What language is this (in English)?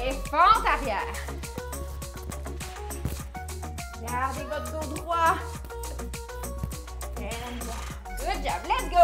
French